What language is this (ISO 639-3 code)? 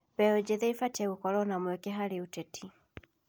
kik